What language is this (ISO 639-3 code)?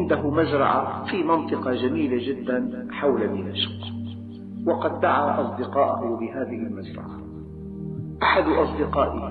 ara